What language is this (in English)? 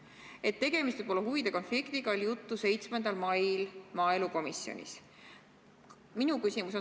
Estonian